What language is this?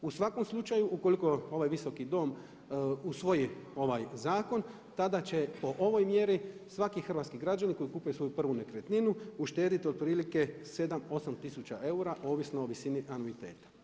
Croatian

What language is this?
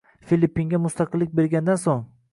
Uzbek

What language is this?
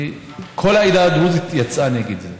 Hebrew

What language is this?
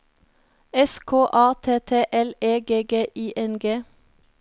Norwegian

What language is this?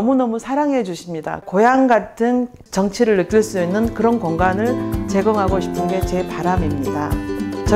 Korean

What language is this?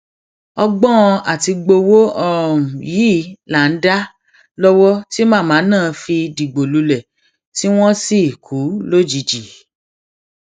Yoruba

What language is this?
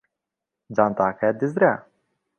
Central Kurdish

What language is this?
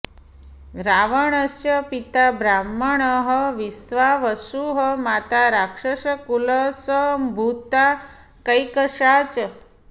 Sanskrit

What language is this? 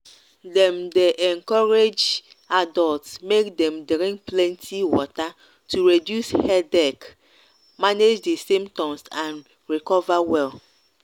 Nigerian Pidgin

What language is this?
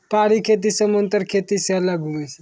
Maithili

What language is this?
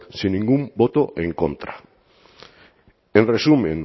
Spanish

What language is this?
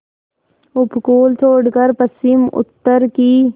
Hindi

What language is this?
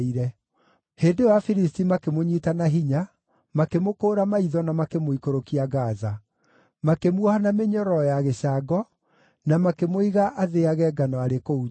Kikuyu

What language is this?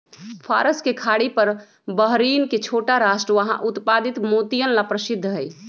Magahi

